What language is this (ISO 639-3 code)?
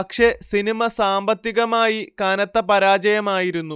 mal